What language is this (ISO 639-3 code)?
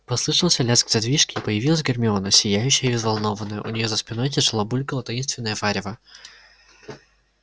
rus